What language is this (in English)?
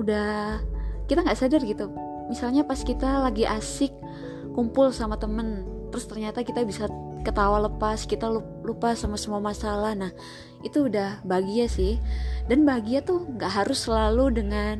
Indonesian